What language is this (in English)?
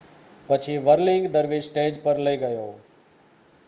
Gujarati